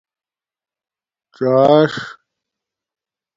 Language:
Domaaki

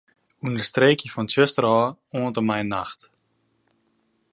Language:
Western Frisian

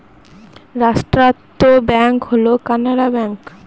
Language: Bangla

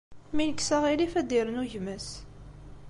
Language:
Kabyle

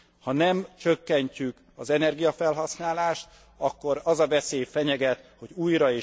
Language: Hungarian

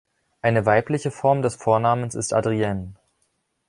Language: German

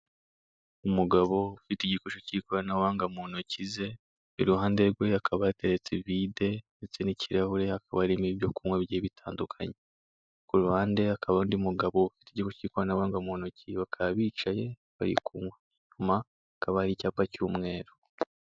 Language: Kinyarwanda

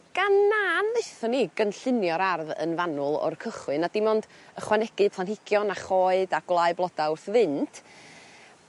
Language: Welsh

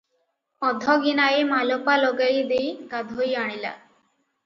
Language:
Odia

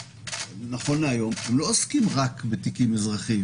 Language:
Hebrew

